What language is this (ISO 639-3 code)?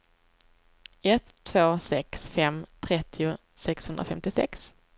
swe